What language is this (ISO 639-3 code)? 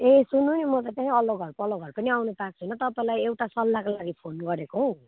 nep